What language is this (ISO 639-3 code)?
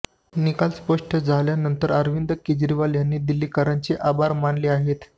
mar